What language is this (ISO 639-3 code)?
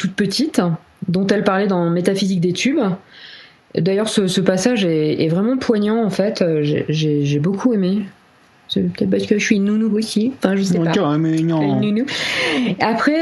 fra